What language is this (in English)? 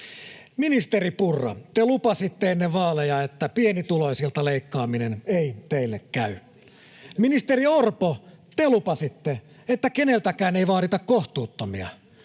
Finnish